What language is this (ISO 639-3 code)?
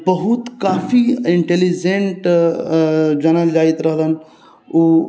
mai